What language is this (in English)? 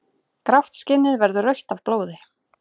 Icelandic